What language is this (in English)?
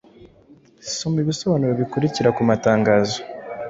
Kinyarwanda